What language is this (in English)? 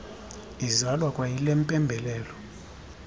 Xhosa